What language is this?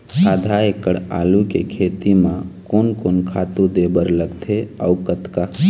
Chhattisgarhi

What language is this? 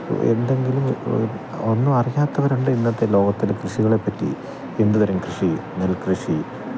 Malayalam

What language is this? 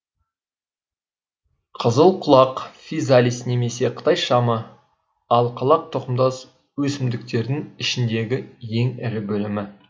Kazakh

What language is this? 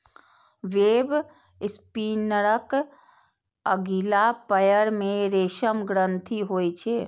Maithili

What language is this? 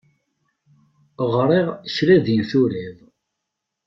Kabyle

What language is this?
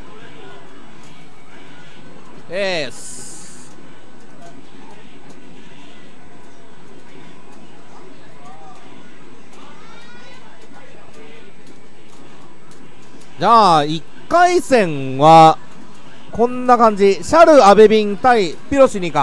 Japanese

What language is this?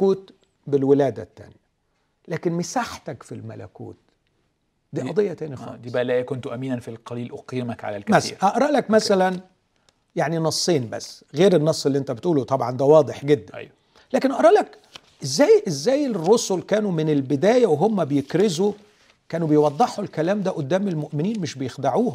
Arabic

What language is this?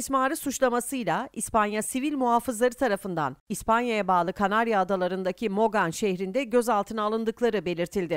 Turkish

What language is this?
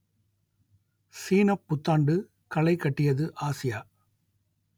Tamil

